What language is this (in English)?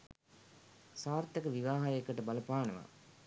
Sinhala